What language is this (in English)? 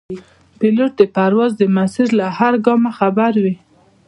Pashto